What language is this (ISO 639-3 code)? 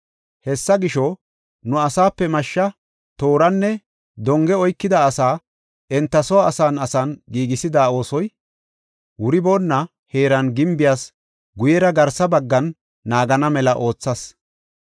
gof